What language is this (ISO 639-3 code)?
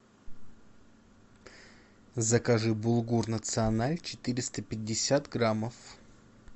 rus